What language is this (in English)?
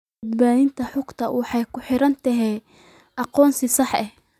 Somali